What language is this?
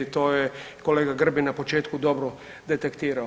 Croatian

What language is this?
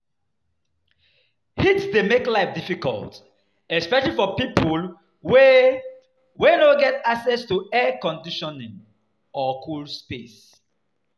Nigerian Pidgin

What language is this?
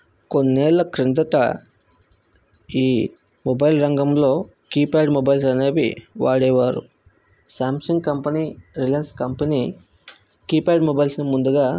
Telugu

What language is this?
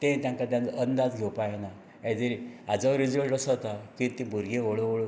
Konkani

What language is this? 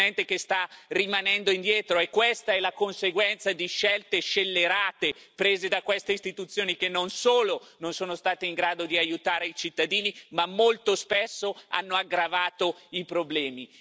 Italian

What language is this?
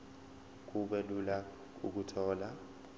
Zulu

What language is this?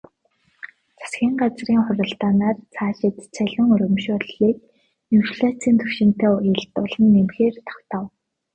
Mongolian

